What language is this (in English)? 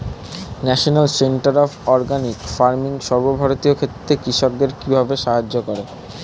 Bangla